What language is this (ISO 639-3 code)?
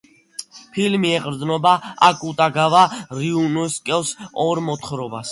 kat